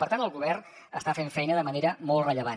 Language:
Catalan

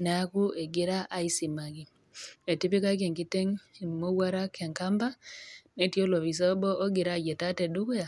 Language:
Masai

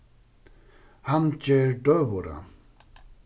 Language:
Faroese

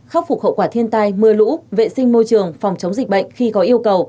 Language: Vietnamese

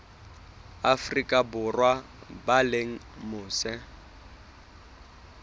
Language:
Southern Sotho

